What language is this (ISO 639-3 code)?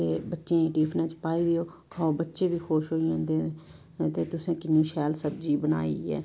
doi